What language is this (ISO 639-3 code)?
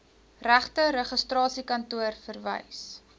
afr